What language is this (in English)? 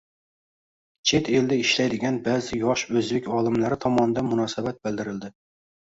Uzbek